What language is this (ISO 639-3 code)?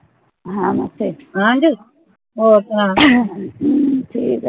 pan